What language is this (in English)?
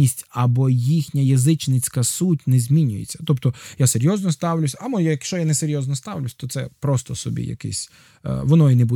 Ukrainian